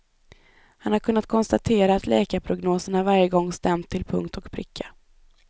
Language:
Swedish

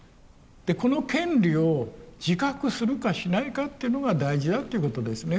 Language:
Japanese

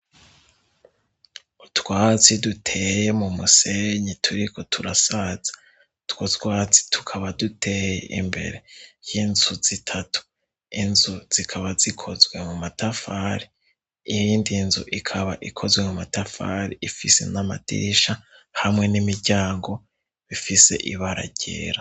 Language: Rundi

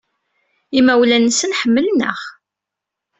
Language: Kabyle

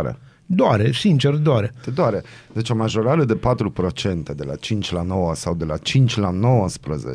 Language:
Romanian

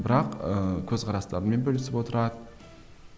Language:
Kazakh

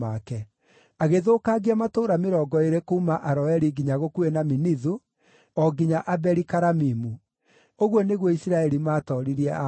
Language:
Kikuyu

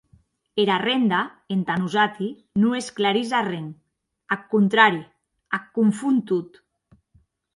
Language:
Occitan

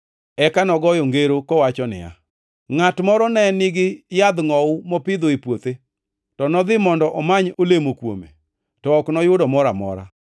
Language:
Luo (Kenya and Tanzania)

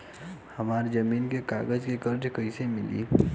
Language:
Bhojpuri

